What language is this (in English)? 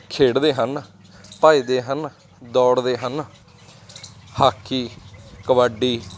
Punjabi